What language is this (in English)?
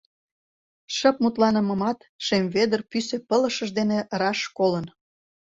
Mari